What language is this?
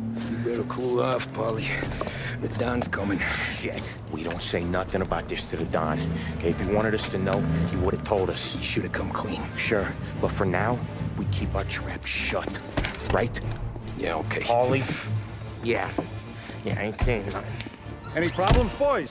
English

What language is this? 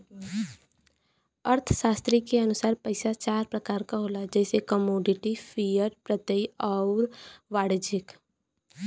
Bhojpuri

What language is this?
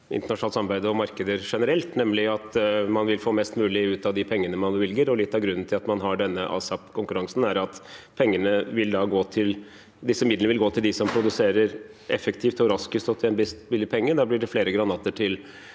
Norwegian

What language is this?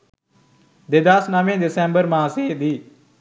Sinhala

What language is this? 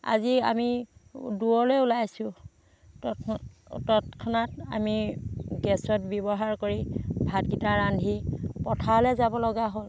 Assamese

